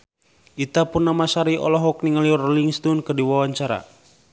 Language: Sundanese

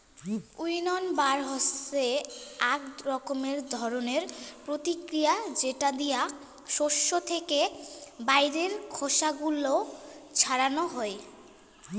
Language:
Bangla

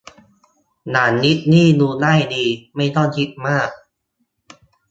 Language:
Thai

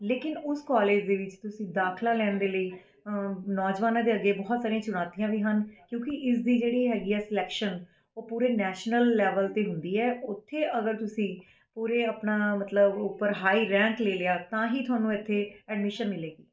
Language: Punjabi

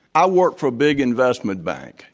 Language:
English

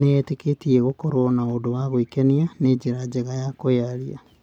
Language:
Kikuyu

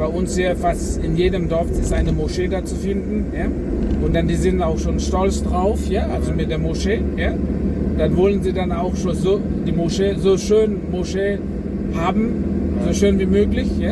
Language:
German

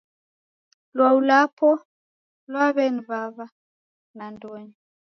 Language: Taita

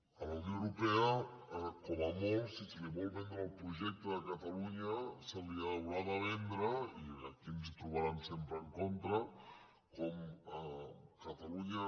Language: Catalan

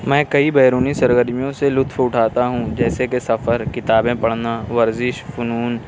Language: Urdu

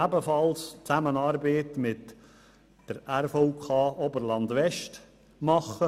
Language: Swiss German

